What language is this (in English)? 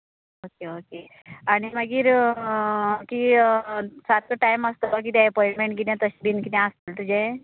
Konkani